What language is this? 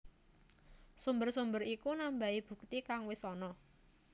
Javanese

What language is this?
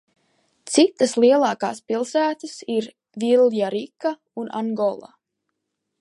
Latvian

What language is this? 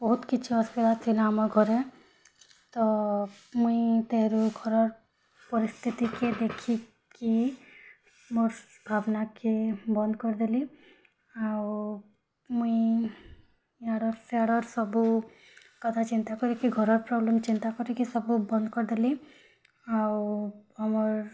Odia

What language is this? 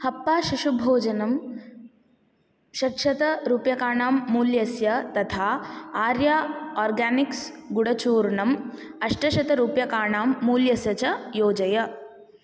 Sanskrit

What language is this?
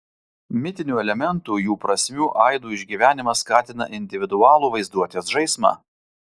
Lithuanian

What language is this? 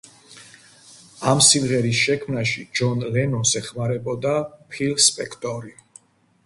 Georgian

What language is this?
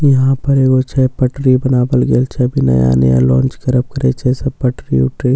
Maithili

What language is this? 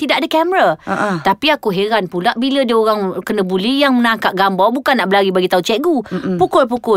Malay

